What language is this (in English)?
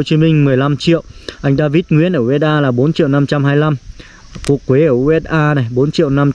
Vietnamese